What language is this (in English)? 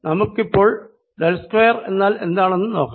Malayalam